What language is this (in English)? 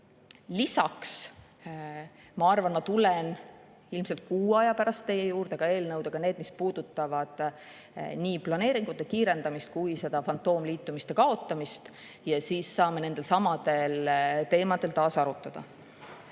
Estonian